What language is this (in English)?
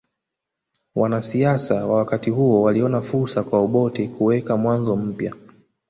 Swahili